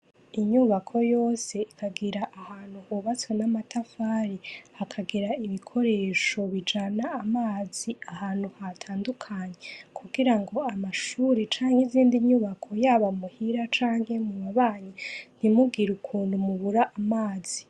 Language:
Rundi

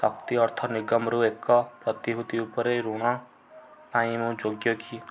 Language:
Odia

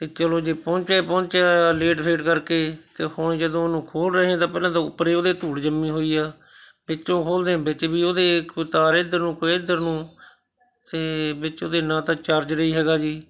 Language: Punjabi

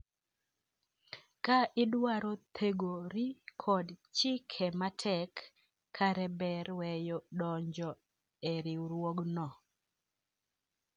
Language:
Luo (Kenya and Tanzania)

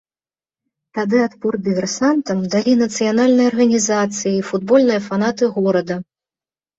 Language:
Belarusian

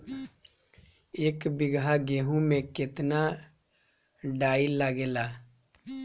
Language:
Bhojpuri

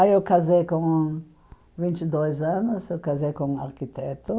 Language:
Portuguese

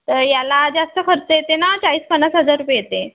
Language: Marathi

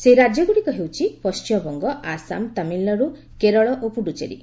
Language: Odia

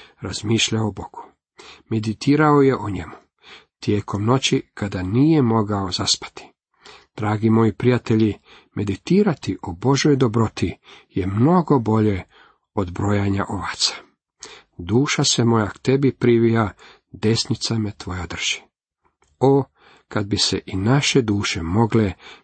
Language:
Croatian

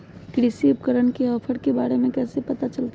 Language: Magahi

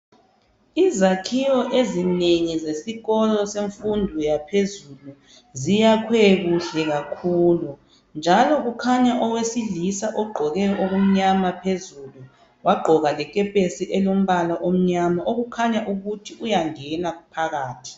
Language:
North Ndebele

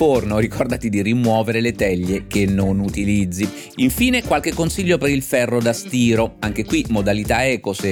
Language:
Italian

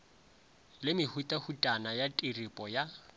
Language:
Northern Sotho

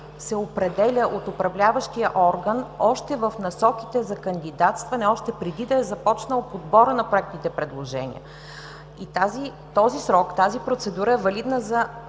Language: Bulgarian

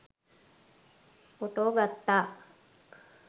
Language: Sinhala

